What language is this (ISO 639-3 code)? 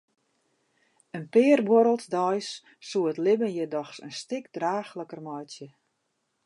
fry